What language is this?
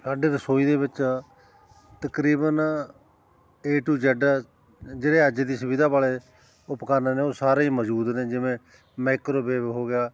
Punjabi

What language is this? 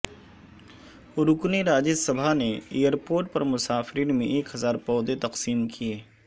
Urdu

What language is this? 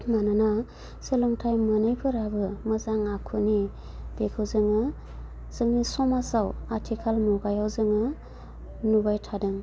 Bodo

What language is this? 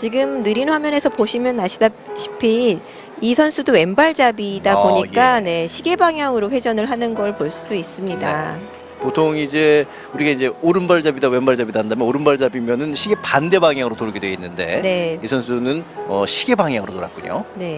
Korean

